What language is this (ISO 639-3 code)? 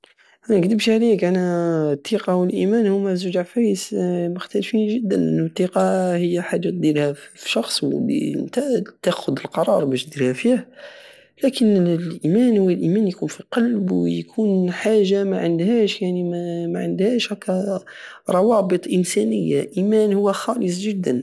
aao